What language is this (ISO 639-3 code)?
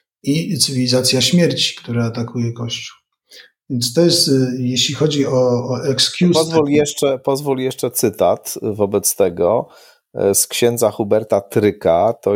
pol